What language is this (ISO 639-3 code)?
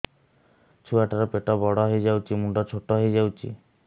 ori